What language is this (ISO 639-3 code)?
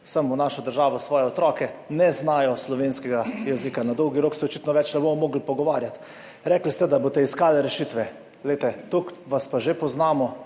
slv